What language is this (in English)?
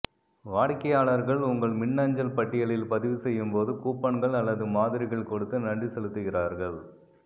Tamil